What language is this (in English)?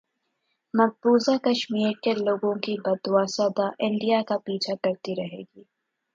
Urdu